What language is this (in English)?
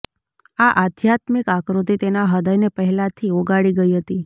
Gujarati